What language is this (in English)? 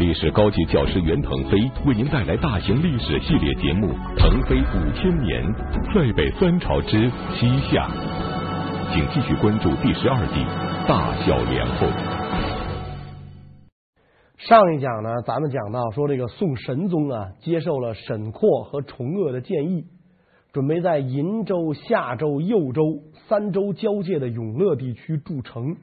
Chinese